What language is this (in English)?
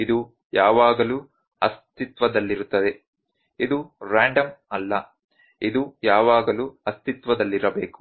Kannada